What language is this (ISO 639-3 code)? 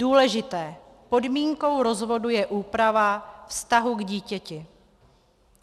ces